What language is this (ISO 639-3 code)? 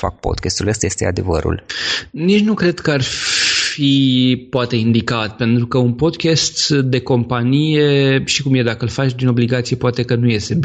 ron